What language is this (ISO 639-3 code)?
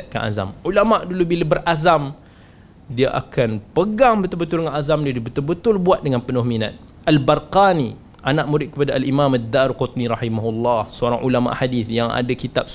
msa